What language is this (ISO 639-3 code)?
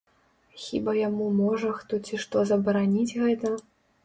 bel